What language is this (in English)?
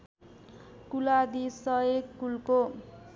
Nepali